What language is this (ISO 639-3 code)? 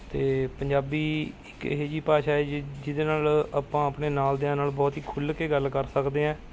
pan